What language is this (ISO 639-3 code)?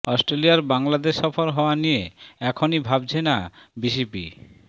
ben